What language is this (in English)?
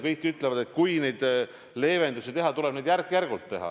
Estonian